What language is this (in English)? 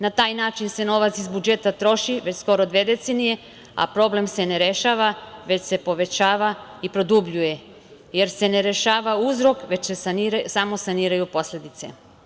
Serbian